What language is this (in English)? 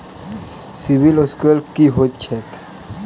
Maithili